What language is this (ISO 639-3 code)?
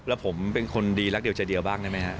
tha